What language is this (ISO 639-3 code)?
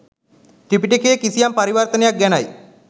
sin